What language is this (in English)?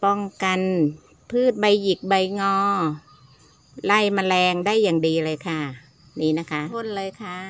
Thai